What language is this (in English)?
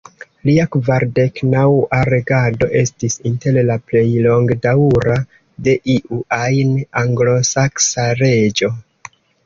Esperanto